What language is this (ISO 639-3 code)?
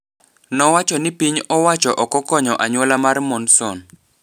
luo